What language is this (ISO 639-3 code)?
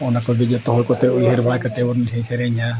sat